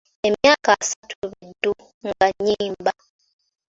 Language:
Ganda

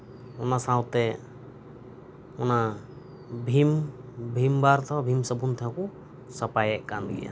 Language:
Santali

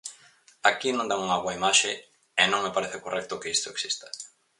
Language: Galician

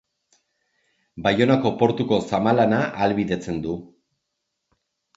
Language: Basque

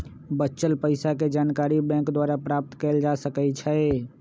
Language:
Magahi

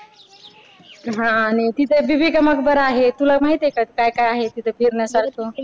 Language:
Marathi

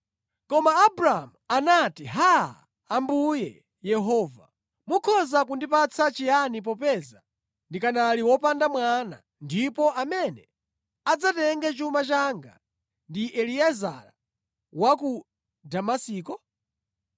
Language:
Nyanja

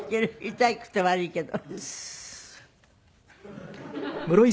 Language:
Japanese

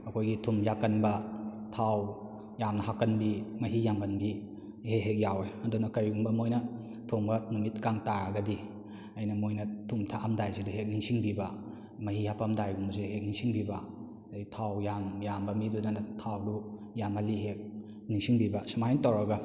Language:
Manipuri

